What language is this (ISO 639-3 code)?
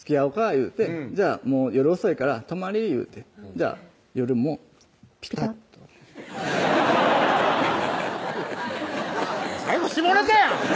jpn